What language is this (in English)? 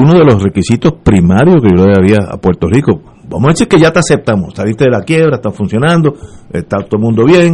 Spanish